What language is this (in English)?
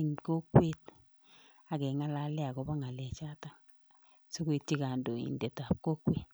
Kalenjin